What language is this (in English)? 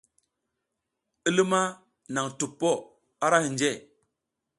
South Giziga